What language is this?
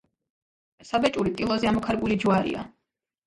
Georgian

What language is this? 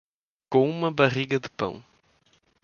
Portuguese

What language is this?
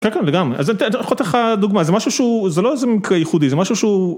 Hebrew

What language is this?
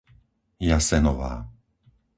Slovak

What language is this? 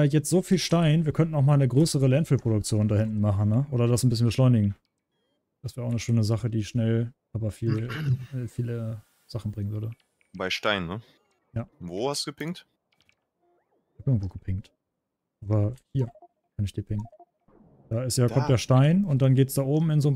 German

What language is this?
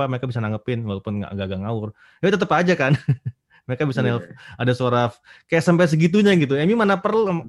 Indonesian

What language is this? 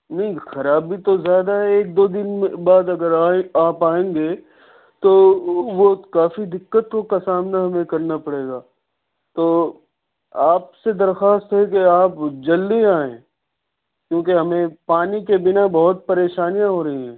Urdu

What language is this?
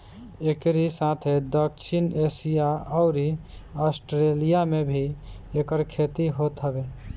Bhojpuri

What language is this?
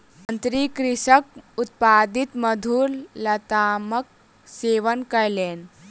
Maithili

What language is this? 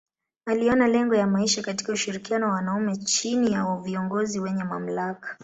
Swahili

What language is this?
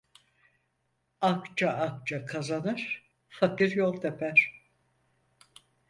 Turkish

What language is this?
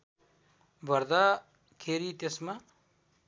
Nepali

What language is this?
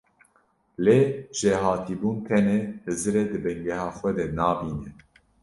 Kurdish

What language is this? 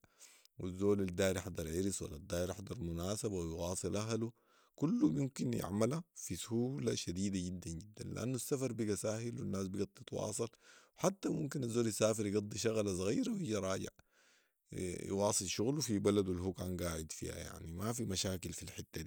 Sudanese Arabic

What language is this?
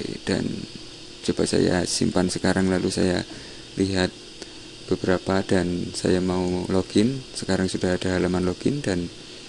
Indonesian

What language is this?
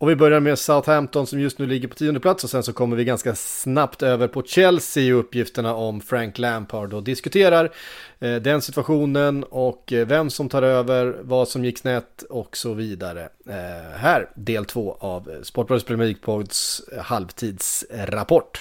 Swedish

